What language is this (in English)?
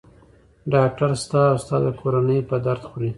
Pashto